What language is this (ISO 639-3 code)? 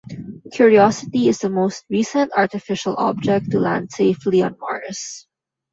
eng